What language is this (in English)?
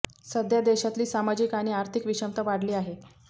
Marathi